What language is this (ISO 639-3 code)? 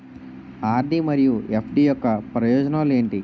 tel